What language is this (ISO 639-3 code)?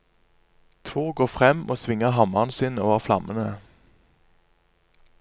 nor